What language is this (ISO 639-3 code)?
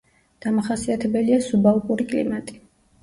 kat